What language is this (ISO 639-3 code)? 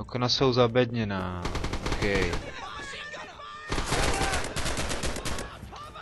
ces